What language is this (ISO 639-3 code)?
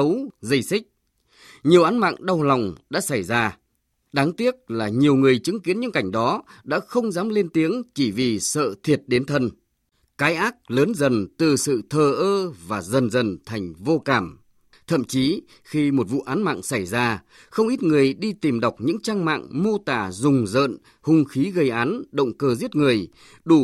vie